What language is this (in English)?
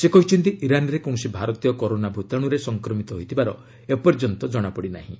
Odia